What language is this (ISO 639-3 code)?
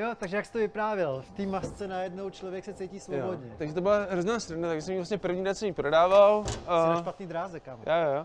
ces